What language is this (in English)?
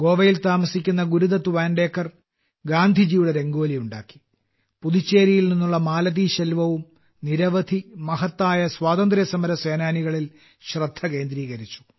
Malayalam